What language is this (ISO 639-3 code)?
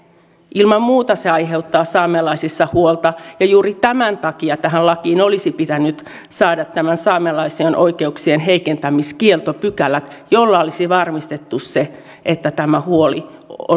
fin